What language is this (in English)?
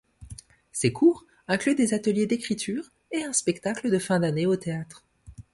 French